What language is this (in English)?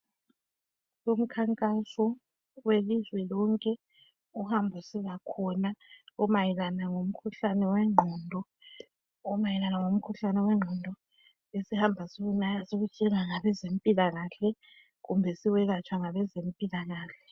North Ndebele